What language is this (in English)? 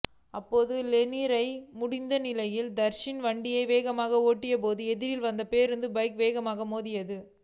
Tamil